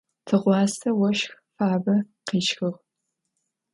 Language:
Adyghe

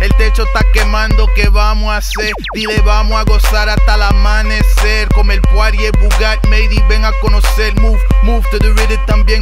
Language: Spanish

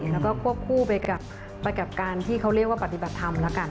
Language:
Thai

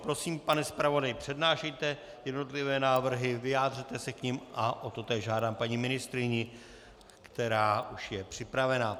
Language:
Czech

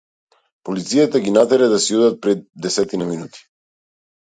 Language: Macedonian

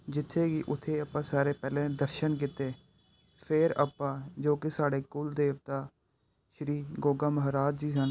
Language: Punjabi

